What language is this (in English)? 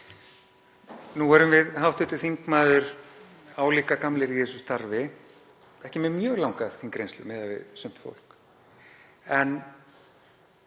Icelandic